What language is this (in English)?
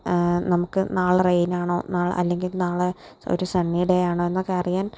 Malayalam